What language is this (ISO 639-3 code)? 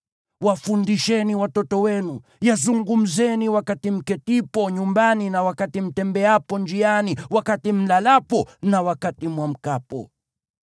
swa